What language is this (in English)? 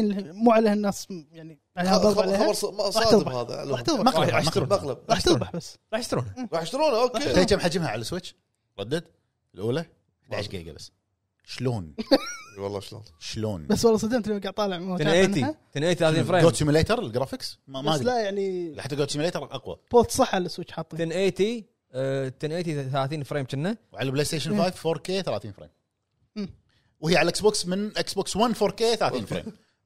Arabic